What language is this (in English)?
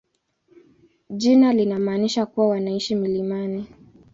Swahili